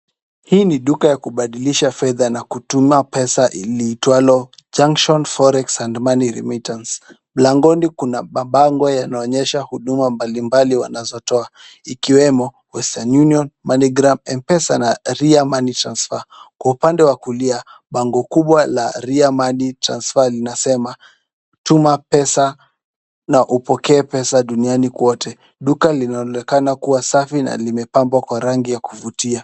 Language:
Swahili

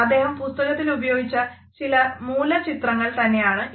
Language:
Malayalam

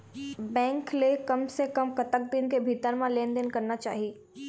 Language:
Chhattisgarhi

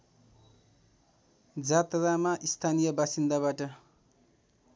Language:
Nepali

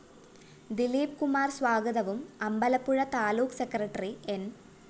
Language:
Malayalam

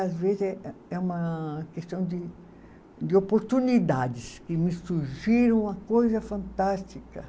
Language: Portuguese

